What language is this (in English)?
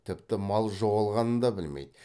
Kazakh